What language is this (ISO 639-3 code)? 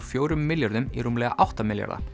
isl